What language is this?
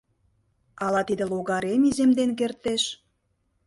Mari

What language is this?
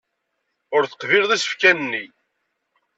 Kabyle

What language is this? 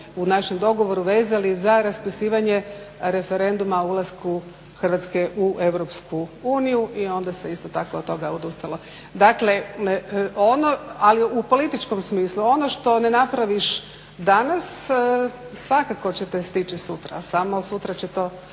Croatian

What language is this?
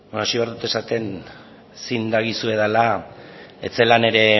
Basque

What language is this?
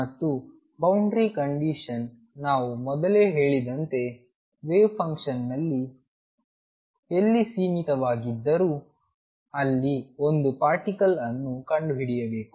Kannada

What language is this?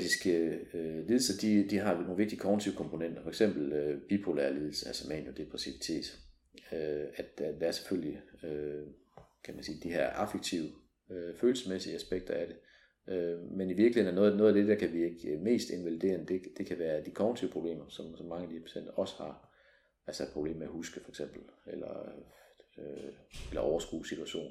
Danish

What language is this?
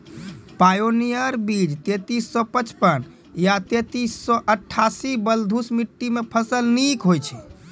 Maithili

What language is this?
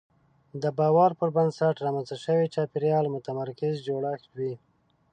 Pashto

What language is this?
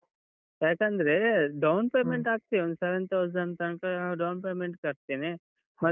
Kannada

